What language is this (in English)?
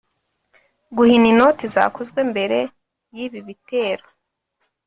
Kinyarwanda